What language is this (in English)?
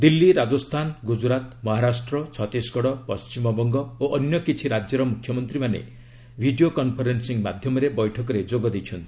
Odia